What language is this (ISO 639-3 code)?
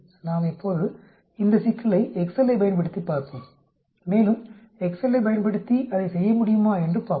tam